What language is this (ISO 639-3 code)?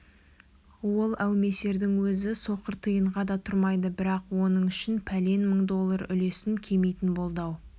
kaz